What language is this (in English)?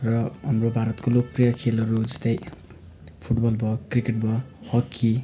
Nepali